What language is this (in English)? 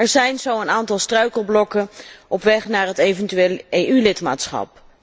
Dutch